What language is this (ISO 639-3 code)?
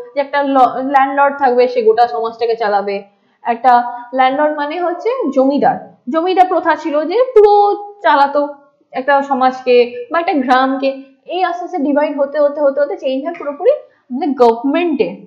ben